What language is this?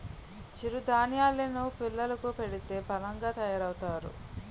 Telugu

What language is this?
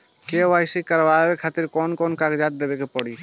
Bhojpuri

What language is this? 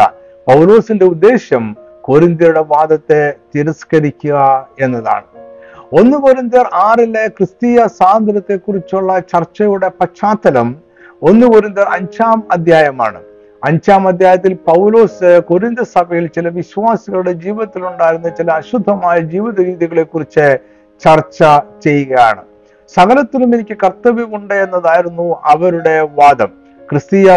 Malayalam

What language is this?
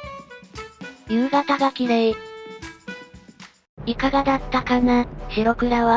Japanese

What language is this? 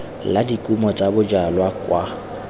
Tswana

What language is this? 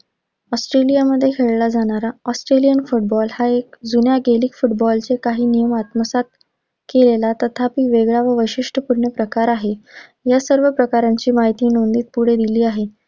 Marathi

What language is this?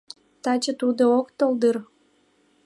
Mari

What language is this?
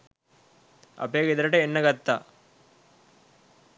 Sinhala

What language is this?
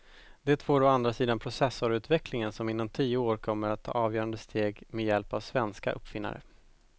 Swedish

